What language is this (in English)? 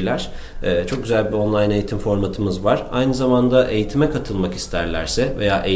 Turkish